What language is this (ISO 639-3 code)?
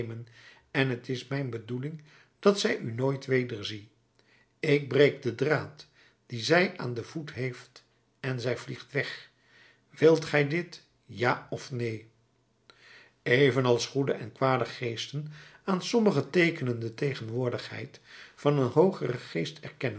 nld